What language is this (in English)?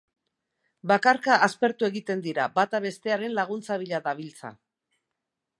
Basque